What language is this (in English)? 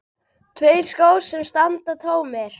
Icelandic